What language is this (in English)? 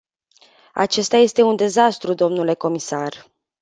Romanian